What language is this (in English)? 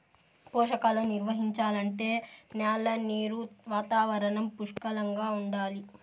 Telugu